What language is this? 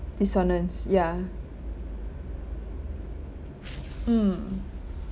English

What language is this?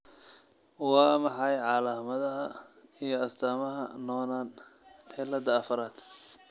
Somali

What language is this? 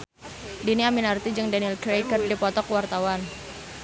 Sundanese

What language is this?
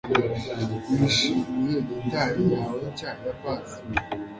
Kinyarwanda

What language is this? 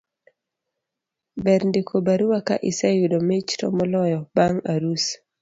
Luo (Kenya and Tanzania)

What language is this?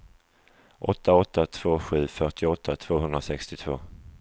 Swedish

